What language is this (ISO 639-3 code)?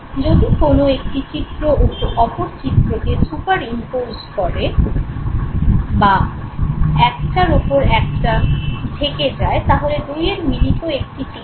ben